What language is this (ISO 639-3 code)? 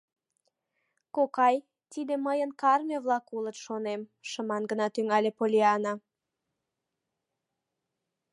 chm